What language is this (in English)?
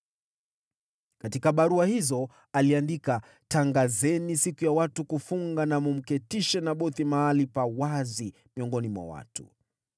Swahili